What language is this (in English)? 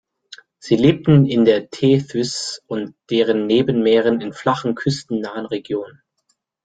German